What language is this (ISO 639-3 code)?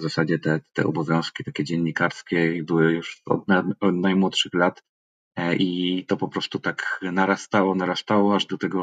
pol